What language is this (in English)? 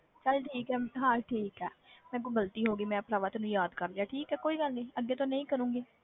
Punjabi